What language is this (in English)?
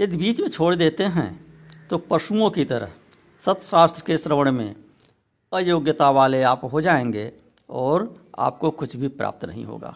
Hindi